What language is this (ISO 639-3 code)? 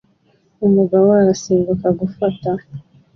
kin